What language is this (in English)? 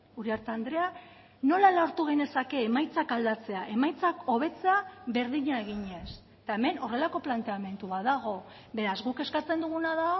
Basque